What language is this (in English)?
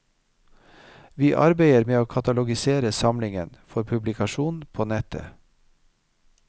Norwegian